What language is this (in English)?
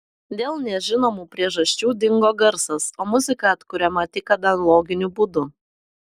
Lithuanian